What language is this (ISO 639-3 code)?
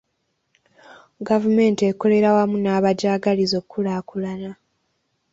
lug